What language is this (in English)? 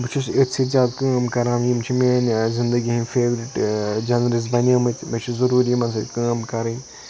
Kashmiri